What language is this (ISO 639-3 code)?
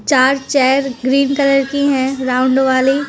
hin